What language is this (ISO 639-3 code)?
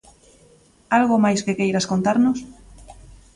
glg